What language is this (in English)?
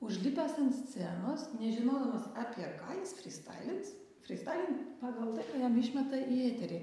Lithuanian